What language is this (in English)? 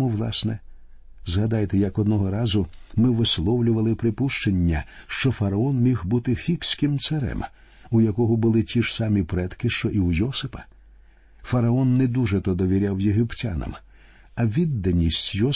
Ukrainian